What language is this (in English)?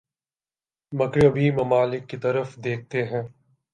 Urdu